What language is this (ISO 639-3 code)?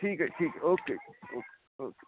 pan